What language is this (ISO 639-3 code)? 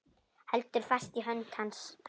isl